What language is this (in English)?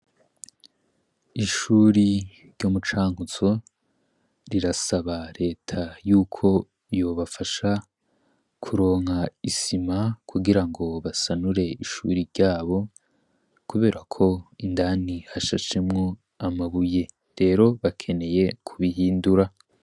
Rundi